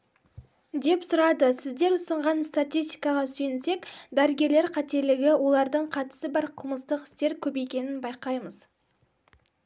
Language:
Kazakh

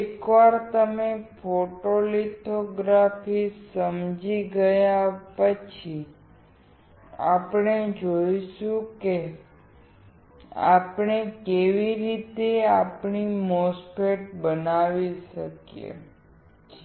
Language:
Gujarati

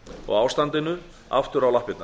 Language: Icelandic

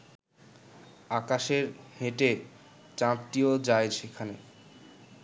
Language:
Bangla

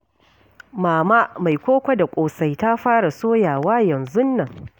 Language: Hausa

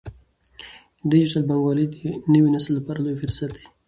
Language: Pashto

